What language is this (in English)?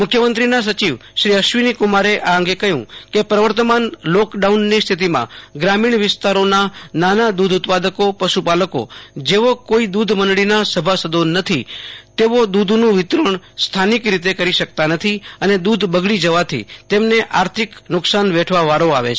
Gujarati